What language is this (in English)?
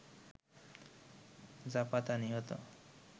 Bangla